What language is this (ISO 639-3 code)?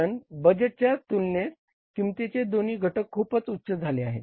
mar